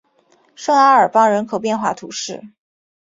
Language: Chinese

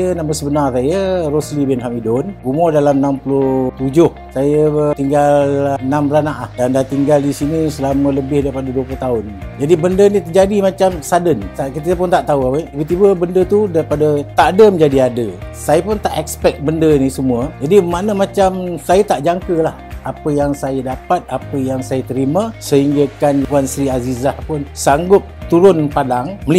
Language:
Malay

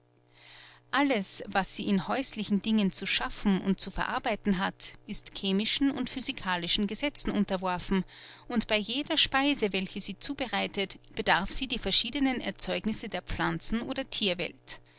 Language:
German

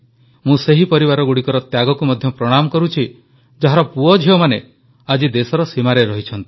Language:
Odia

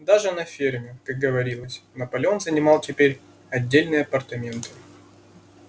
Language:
Russian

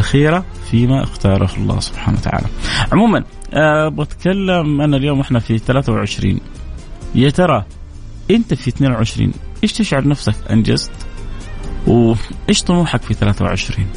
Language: Arabic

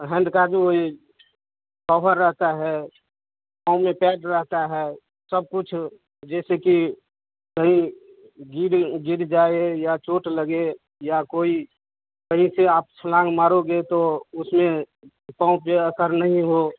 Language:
Hindi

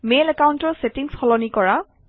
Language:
Assamese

